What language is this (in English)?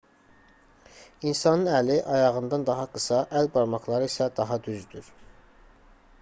Azerbaijani